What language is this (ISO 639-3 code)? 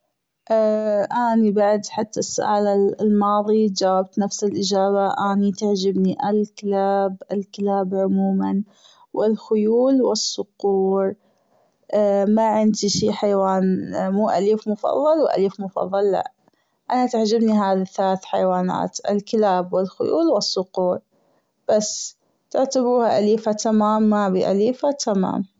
afb